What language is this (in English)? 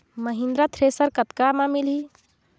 Chhattisgarhi